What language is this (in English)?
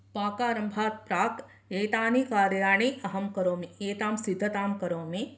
Sanskrit